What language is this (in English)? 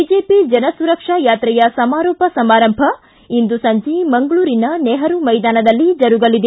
Kannada